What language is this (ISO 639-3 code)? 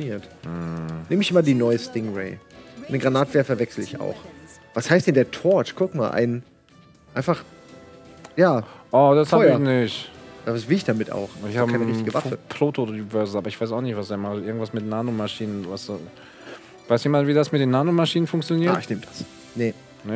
deu